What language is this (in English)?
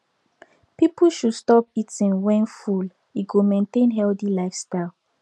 Nigerian Pidgin